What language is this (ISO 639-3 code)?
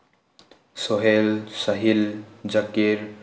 mni